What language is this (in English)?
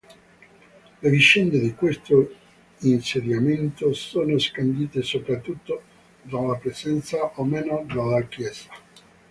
Italian